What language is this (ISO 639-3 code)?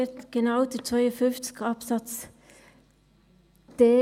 gsw